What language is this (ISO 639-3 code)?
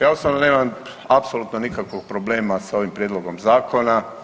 hrv